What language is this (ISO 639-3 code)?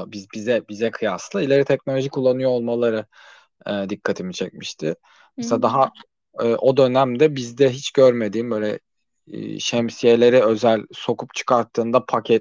tur